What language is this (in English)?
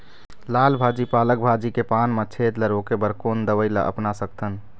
Chhattisgarhi